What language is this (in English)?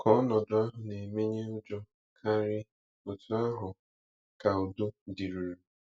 Igbo